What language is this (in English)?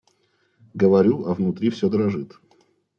Russian